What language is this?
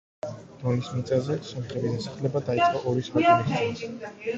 Georgian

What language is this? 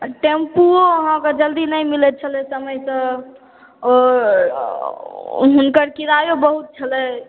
Maithili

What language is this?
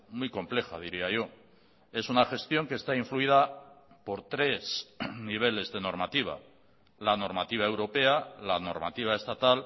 Spanish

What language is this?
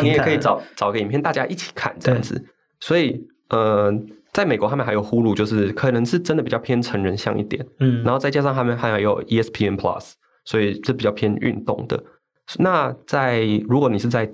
Chinese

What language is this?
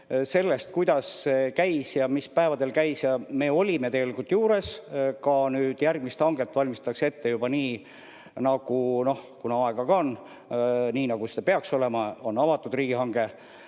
Estonian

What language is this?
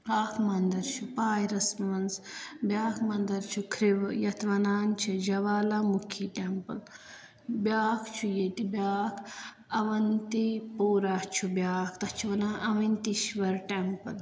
Kashmiri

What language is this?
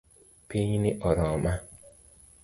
Luo (Kenya and Tanzania)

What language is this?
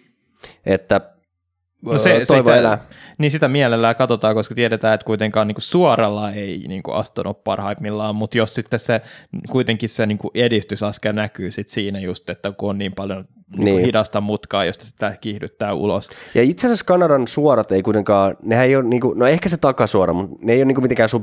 Finnish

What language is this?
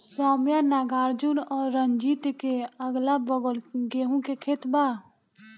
Bhojpuri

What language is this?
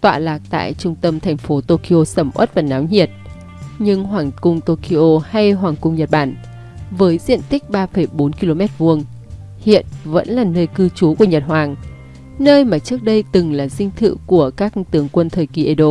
Vietnamese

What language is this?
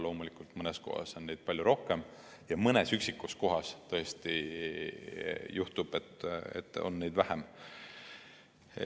Estonian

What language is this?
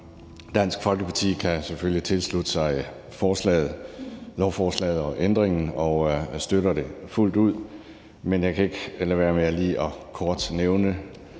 Danish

